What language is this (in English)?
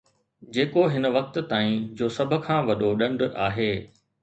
Sindhi